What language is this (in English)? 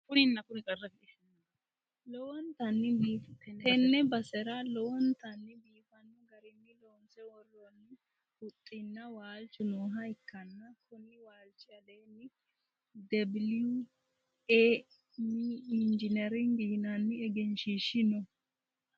Sidamo